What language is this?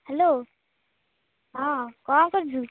Odia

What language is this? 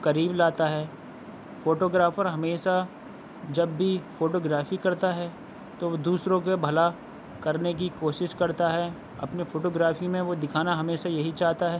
Urdu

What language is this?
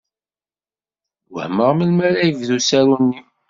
Kabyle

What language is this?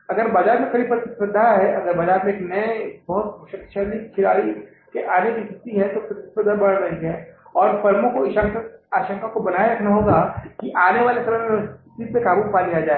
Hindi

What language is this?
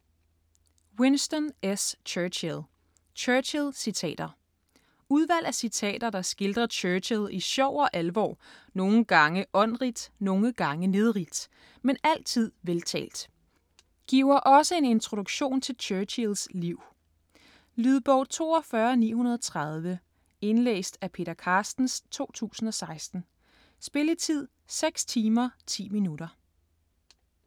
Danish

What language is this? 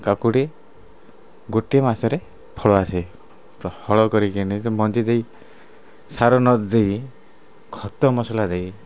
Odia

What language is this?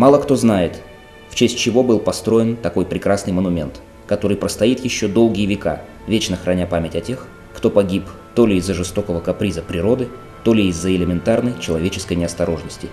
Russian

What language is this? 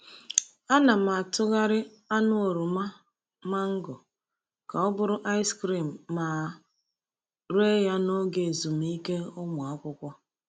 Igbo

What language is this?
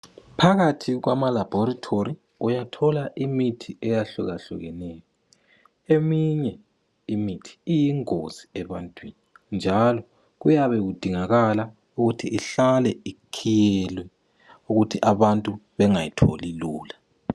North Ndebele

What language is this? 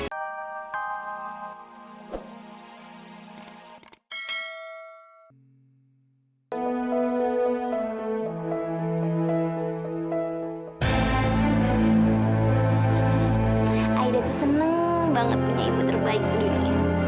Indonesian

